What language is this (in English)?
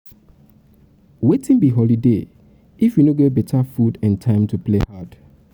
Nigerian Pidgin